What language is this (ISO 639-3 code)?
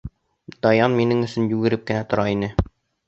bak